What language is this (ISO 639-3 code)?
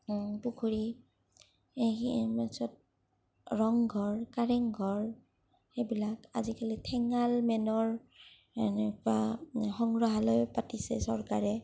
asm